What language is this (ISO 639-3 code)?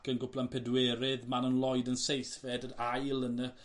cym